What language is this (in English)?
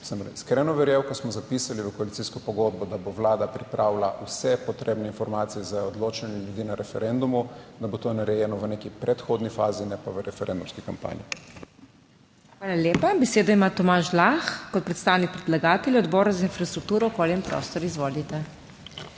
Slovenian